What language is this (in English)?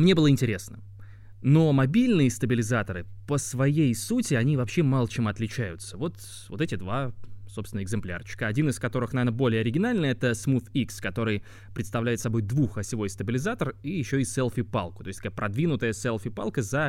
Russian